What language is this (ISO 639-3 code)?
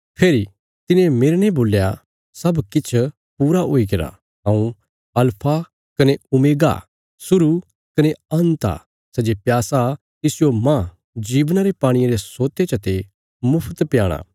kfs